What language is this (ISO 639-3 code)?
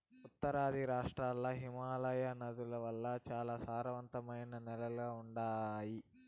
tel